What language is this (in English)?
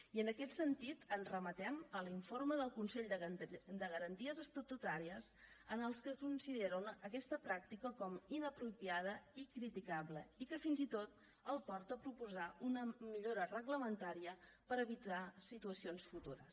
Catalan